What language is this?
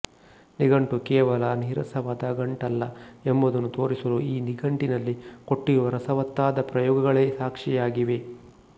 Kannada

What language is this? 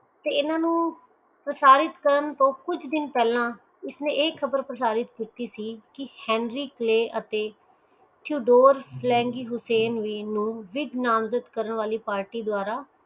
Punjabi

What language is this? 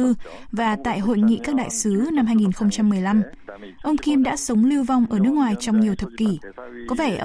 Vietnamese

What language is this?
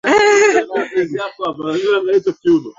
Swahili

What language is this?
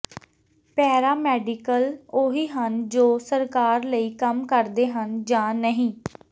Punjabi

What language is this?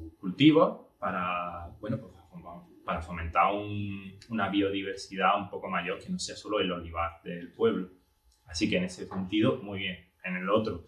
Spanish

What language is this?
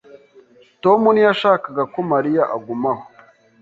Kinyarwanda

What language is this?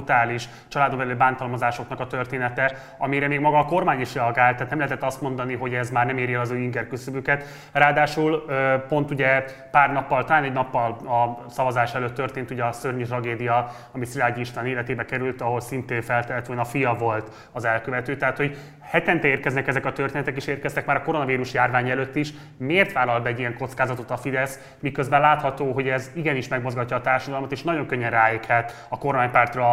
Hungarian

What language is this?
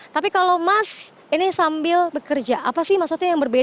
Indonesian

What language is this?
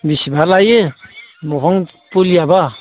Bodo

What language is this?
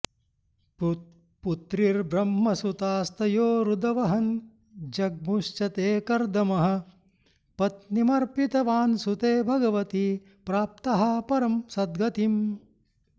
Sanskrit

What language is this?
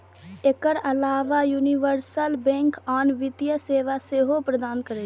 Maithili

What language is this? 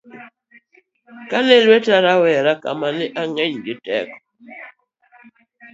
Luo (Kenya and Tanzania)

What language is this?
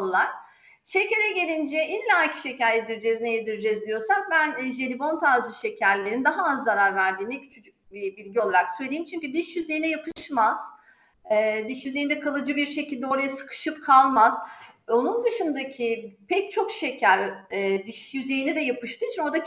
Turkish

